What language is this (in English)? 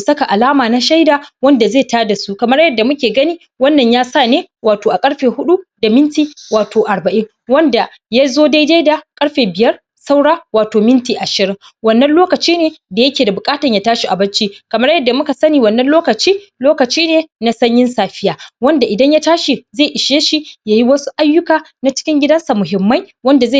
Hausa